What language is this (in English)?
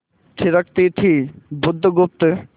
Hindi